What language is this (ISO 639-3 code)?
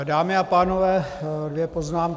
ces